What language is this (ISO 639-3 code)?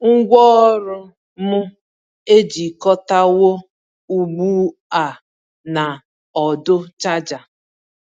ibo